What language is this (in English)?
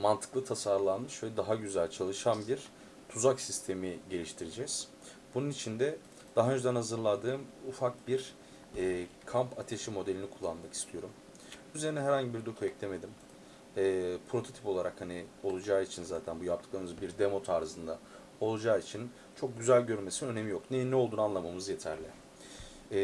Turkish